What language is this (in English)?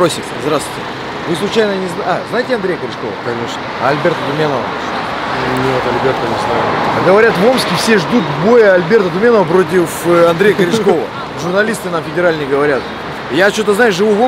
Russian